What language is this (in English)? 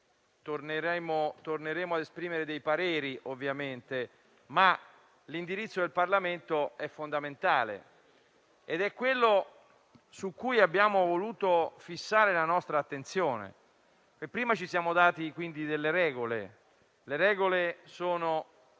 Italian